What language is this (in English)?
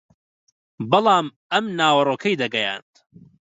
Central Kurdish